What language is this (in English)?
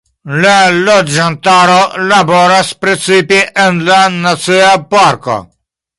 Esperanto